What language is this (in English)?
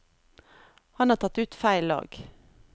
Norwegian